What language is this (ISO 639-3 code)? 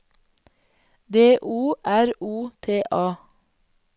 nor